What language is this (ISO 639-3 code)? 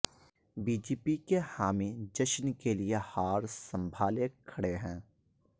urd